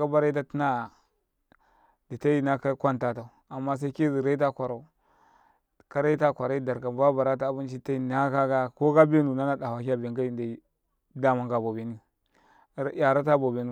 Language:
Karekare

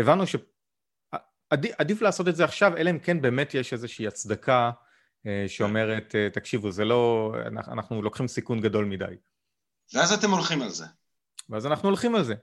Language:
Hebrew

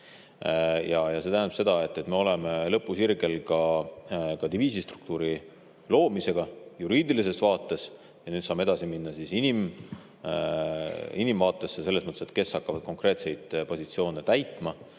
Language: Estonian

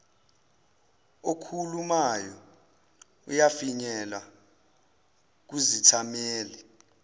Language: Zulu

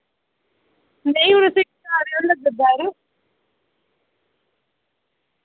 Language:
Dogri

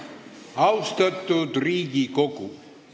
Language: Estonian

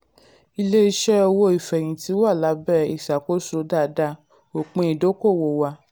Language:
Yoruba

